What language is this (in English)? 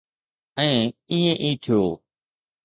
Sindhi